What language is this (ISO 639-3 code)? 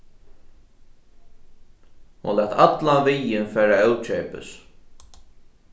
fao